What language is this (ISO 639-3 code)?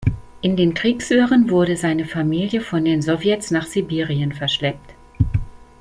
deu